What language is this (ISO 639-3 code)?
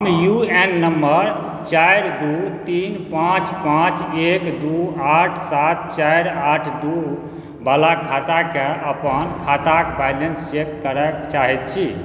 mai